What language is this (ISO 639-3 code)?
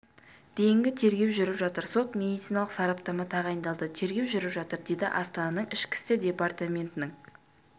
kaz